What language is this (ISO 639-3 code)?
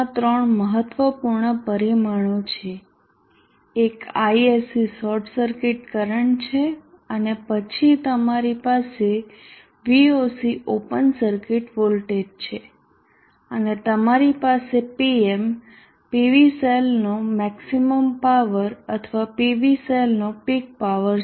guj